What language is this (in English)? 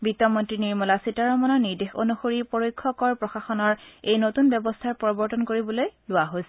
Assamese